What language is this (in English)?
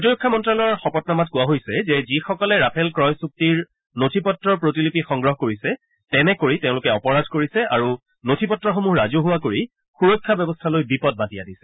Assamese